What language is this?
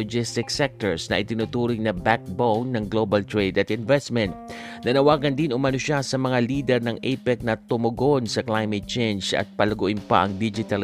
Filipino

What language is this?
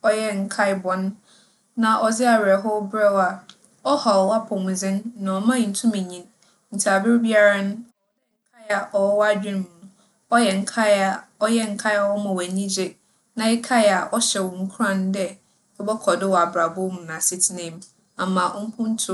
Akan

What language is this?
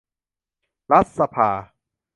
Thai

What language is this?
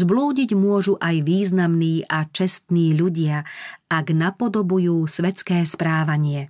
Slovak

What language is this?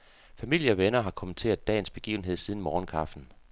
Danish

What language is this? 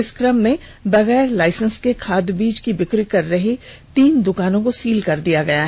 Hindi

